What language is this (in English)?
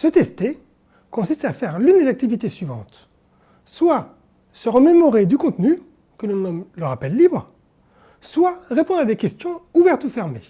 French